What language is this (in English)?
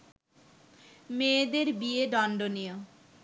Bangla